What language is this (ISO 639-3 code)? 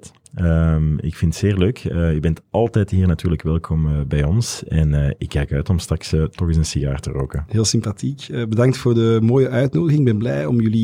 nld